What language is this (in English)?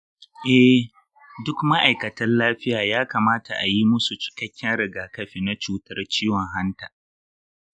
Hausa